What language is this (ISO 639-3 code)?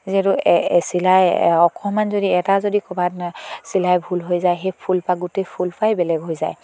asm